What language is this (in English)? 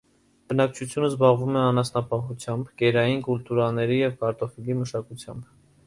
Armenian